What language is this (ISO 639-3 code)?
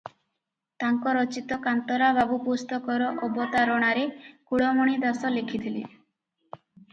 ori